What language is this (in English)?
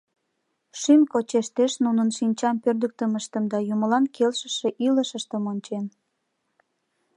Mari